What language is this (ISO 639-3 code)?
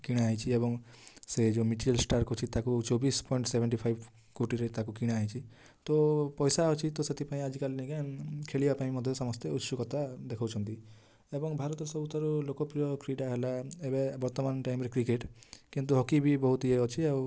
ori